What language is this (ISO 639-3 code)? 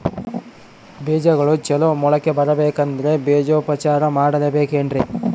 kan